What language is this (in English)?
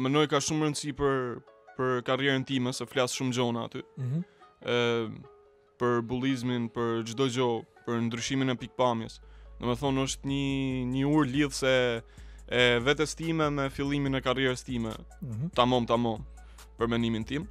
Romanian